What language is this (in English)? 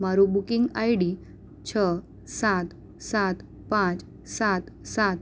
Gujarati